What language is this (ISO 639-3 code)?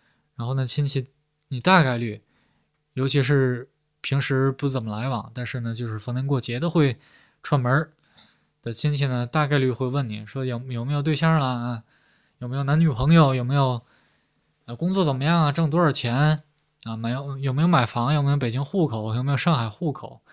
zho